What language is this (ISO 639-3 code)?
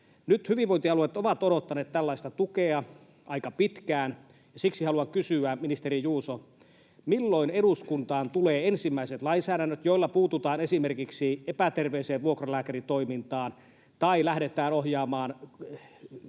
fin